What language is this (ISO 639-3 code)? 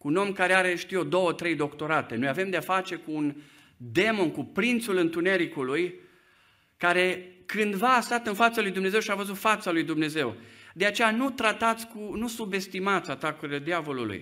ron